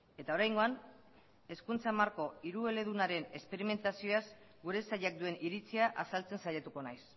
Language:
Basque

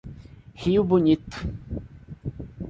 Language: Portuguese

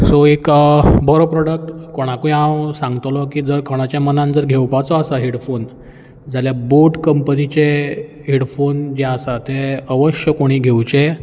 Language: Konkani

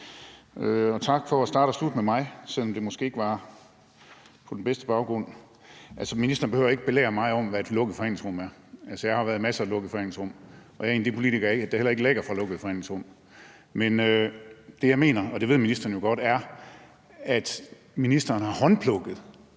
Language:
Danish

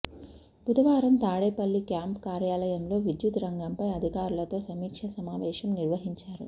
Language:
Telugu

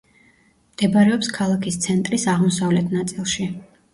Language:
Georgian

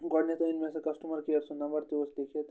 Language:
Kashmiri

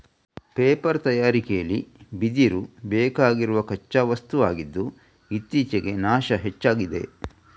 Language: Kannada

